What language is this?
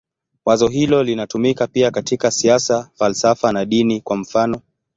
Swahili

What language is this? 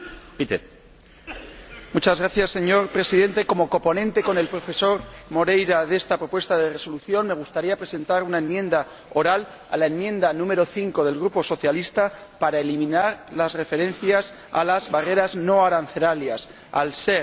Spanish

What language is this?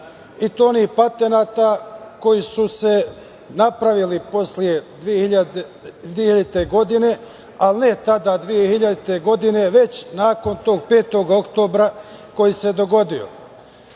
Serbian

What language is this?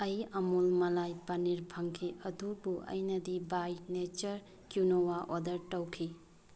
Manipuri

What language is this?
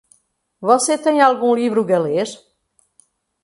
Portuguese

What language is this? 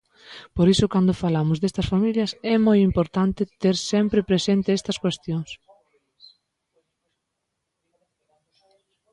Galician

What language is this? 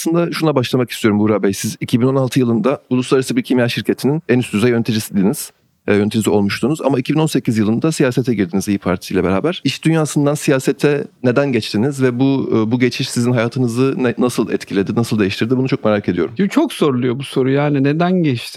Turkish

